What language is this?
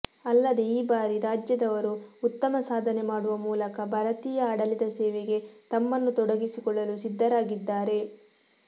Kannada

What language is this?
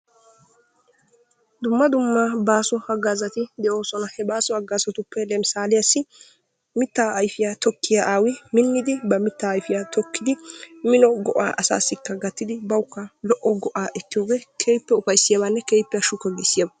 Wolaytta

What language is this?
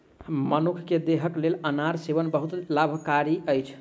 Maithili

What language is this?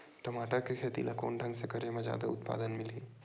Chhattisgarhi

